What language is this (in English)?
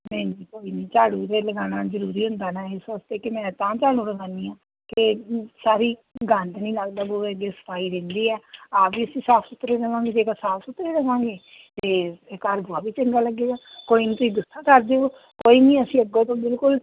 Punjabi